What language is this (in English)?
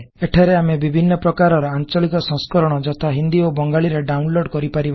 Odia